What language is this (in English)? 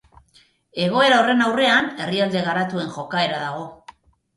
Basque